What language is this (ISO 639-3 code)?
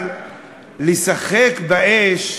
heb